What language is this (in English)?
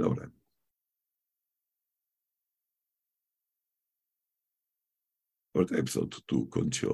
Slovak